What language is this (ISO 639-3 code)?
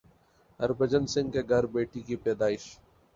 urd